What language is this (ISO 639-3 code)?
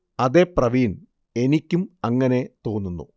mal